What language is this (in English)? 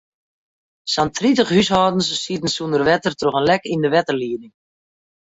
Western Frisian